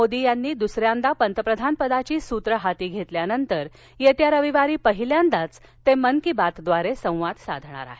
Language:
Marathi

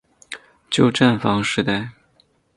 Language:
Chinese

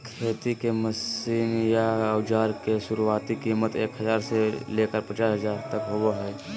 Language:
Magahi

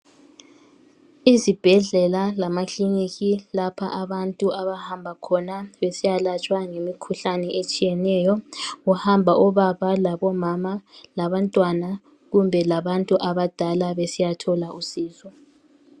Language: North Ndebele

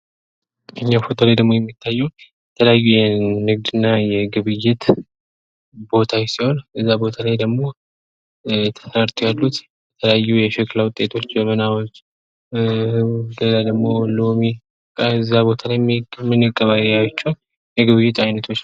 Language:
Amharic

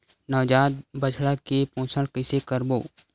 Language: Chhattisgarhi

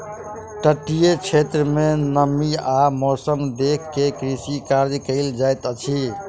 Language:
Maithili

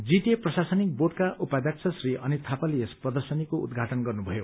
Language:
Nepali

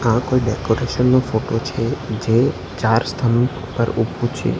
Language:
Gujarati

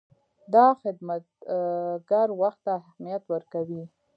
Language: Pashto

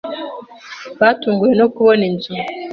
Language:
Kinyarwanda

